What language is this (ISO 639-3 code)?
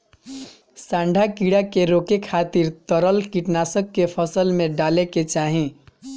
bho